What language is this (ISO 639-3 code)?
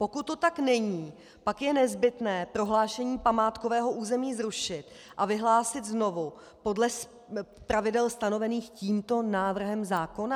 ces